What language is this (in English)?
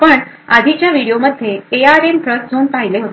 Marathi